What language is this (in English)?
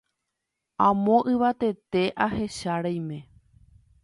Guarani